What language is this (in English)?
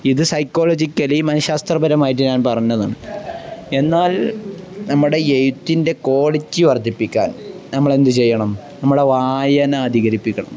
Malayalam